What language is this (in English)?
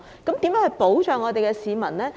Cantonese